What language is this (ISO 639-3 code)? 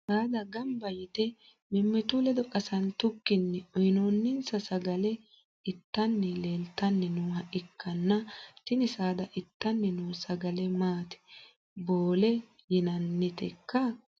sid